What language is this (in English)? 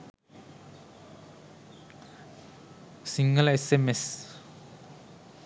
Sinhala